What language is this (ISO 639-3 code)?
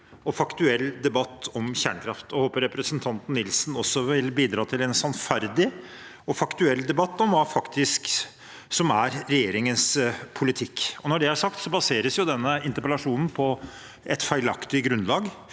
nor